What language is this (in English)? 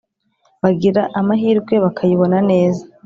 Kinyarwanda